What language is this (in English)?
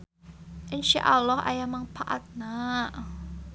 Sundanese